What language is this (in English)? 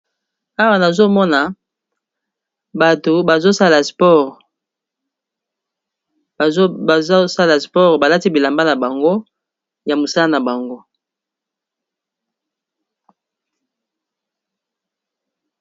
Lingala